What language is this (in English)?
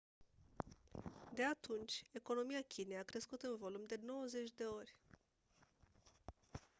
Romanian